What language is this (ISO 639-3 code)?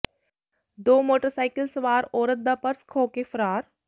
pan